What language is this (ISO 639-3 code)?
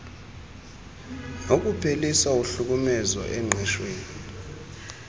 xho